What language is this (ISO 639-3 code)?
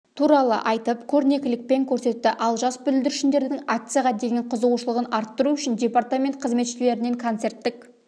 kaz